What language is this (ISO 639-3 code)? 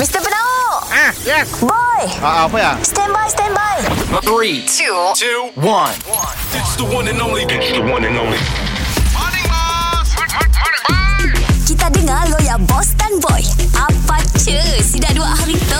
msa